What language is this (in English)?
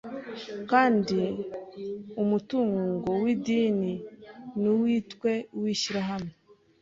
Kinyarwanda